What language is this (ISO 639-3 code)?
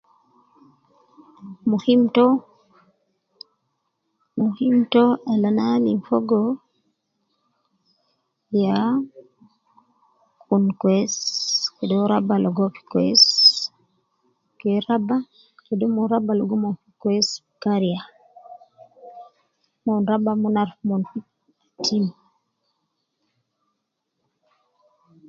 kcn